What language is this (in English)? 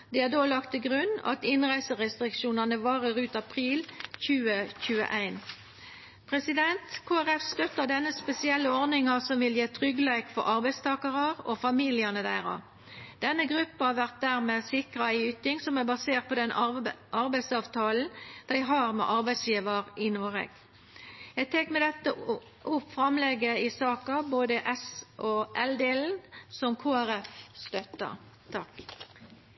Norwegian